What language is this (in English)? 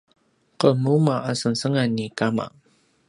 Paiwan